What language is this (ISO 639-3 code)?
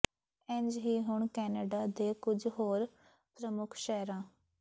pan